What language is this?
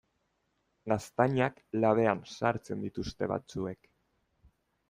Basque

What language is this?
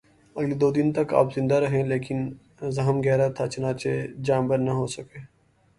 Urdu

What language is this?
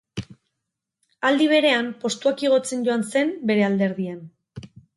Basque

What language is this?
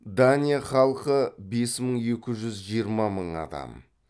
Kazakh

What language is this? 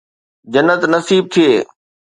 Sindhi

